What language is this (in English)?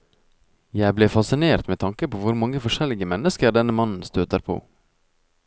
Norwegian